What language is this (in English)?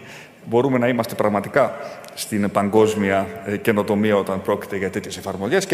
Greek